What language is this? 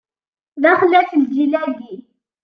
Kabyle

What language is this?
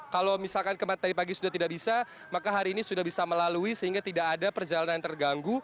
Indonesian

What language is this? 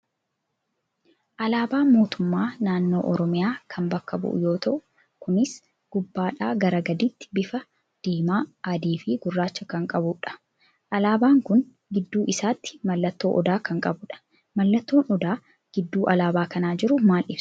Oromo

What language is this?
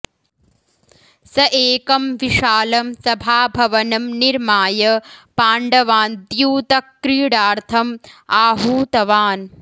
Sanskrit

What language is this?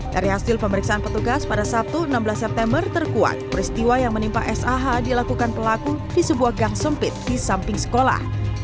Indonesian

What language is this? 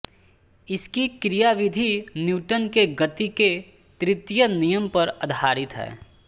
Hindi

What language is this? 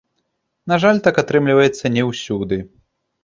Belarusian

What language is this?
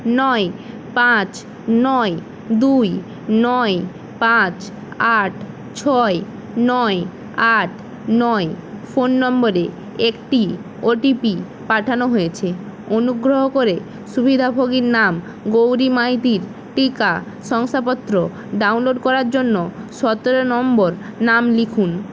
Bangla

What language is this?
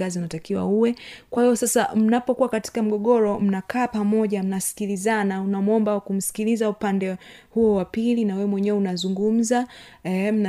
Swahili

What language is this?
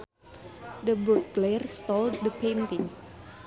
Sundanese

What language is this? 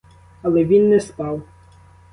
Ukrainian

